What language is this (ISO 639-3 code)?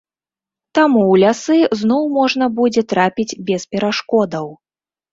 bel